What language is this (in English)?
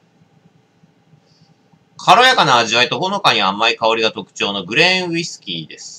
Japanese